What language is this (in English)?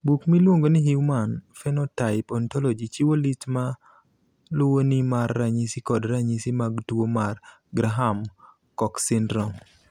Luo (Kenya and Tanzania)